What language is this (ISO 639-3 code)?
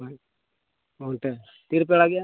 sat